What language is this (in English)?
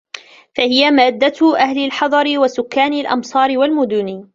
Arabic